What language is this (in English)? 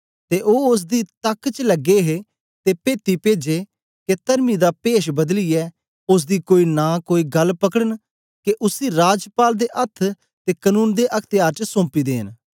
Dogri